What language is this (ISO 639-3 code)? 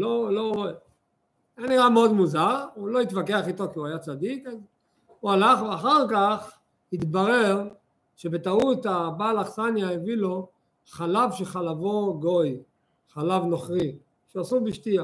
heb